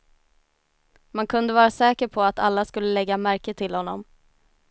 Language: Swedish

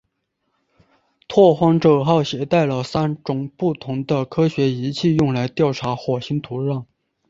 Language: Chinese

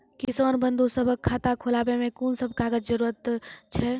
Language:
Maithili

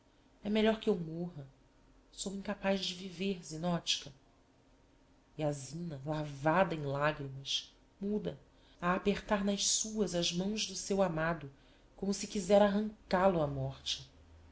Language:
Portuguese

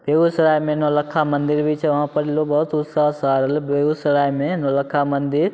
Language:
Maithili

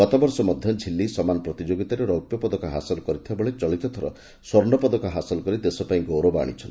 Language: Odia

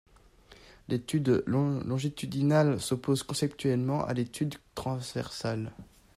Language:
French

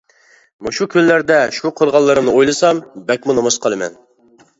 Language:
Uyghur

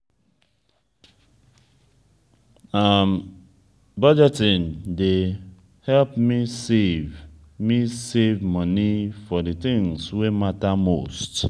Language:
Nigerian Pidgin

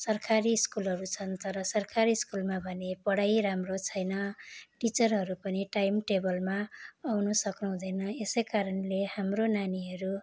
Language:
Nepali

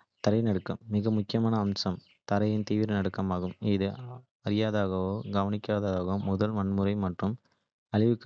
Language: Kota (India)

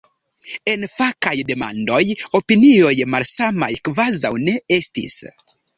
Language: Esperanto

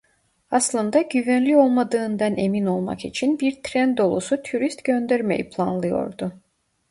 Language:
Turkish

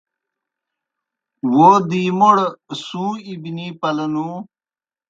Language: Kohistani Shina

